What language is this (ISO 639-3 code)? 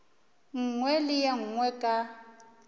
nso